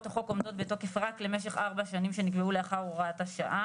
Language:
Hebrew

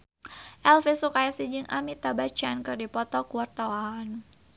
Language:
Sundanese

